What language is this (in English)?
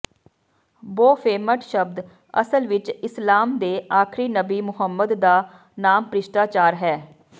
Punjabi